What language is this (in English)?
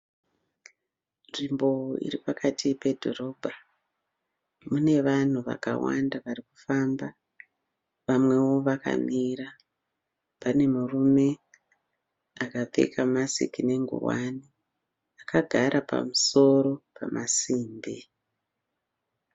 Shona